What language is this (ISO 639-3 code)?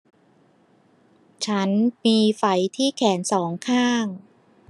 tha